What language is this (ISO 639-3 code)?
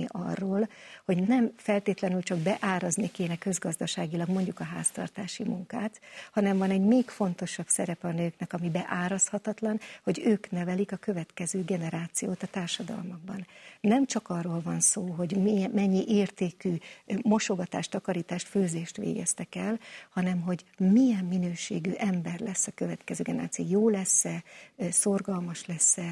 hun